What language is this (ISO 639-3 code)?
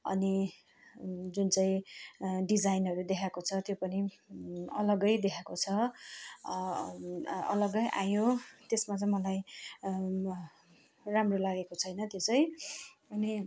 nep